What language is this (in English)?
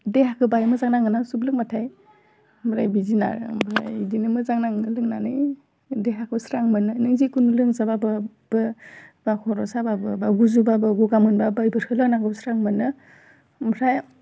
Bodo